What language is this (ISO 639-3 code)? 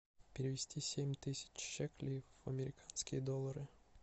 rus